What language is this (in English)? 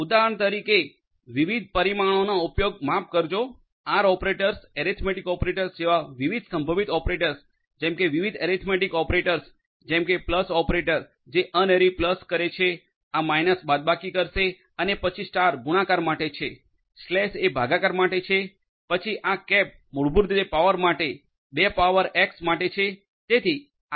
Gujarati